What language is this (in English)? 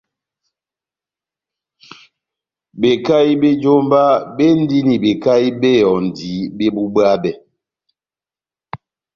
Batanga